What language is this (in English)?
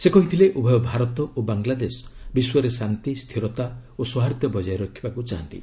Odia